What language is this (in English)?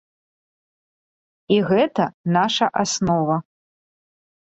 Belarusian